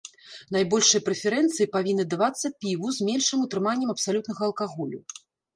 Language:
Belarusian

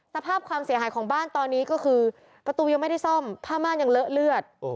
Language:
Thai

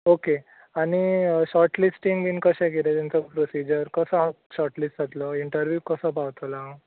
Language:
Konkani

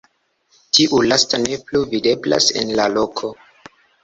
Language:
Esperanto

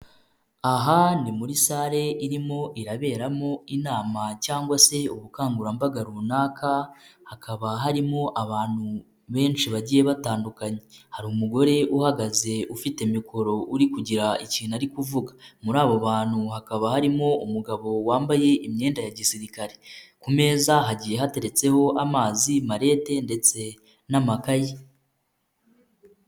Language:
Kinyarwanda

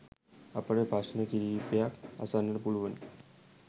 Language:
Sinhala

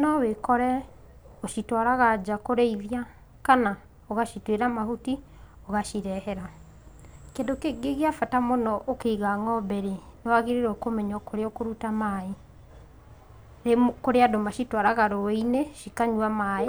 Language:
Kikuyu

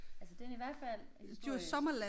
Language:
Danish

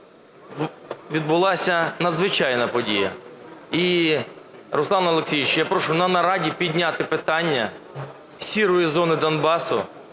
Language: Ukrainian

